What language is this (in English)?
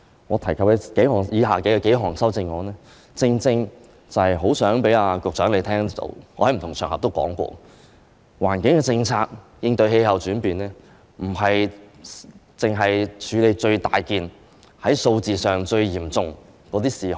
Cantonese